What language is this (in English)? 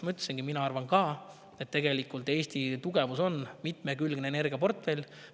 Estonian